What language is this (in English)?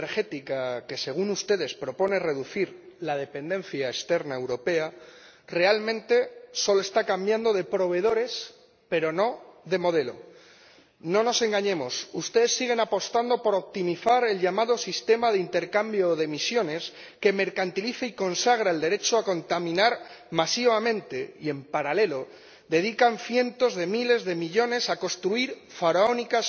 Spanish